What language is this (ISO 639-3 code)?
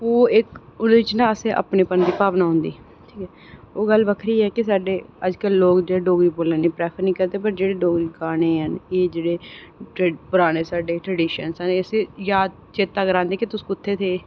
doi